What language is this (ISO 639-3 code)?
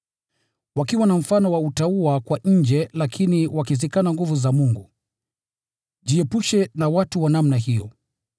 swa